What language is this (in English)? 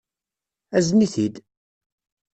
Kabyle